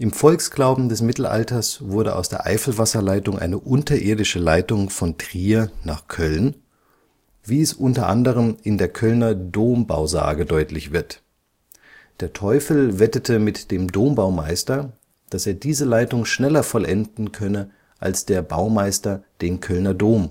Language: German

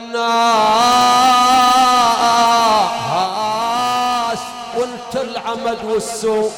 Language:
Arabic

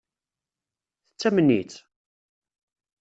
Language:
Kabyle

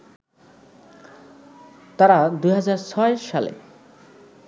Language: Bangla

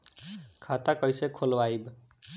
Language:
Bhojpuri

